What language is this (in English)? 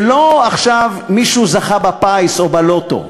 Hebrew